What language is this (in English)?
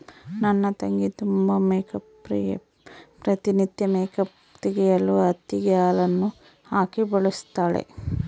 Kannada